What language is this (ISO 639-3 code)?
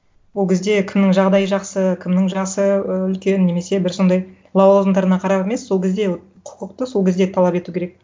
kaz